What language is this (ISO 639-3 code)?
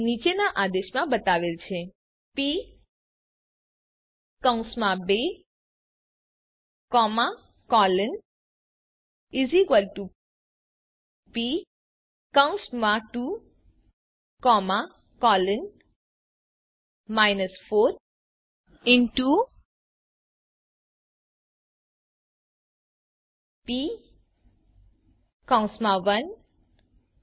guj